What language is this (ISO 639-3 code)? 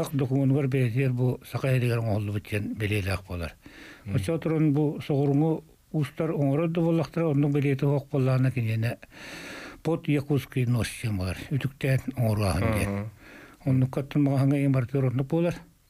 tur